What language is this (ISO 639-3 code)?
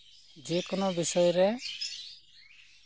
sat